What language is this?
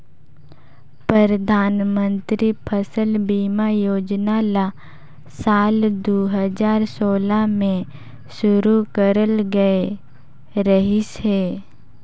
Chhattisgarhi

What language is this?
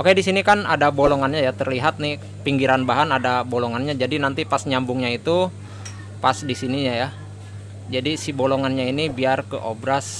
Indonesian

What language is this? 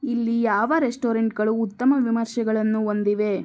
Kannada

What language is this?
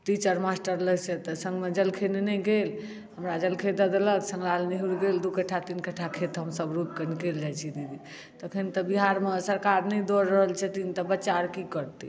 Maithili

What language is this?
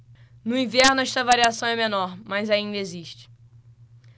Portuguese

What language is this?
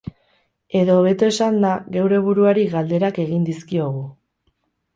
Basque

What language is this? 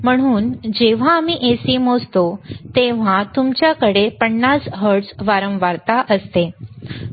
Marathi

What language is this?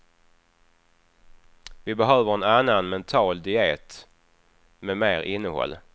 Swedish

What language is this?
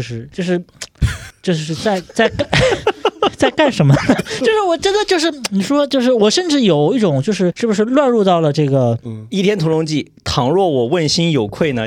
Chinese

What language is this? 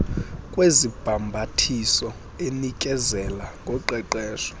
Xhosa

